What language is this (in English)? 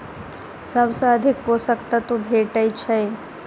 Maithili